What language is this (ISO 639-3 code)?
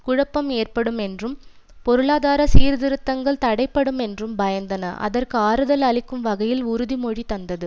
tam